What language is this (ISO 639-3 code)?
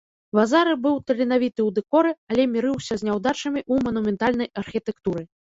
bel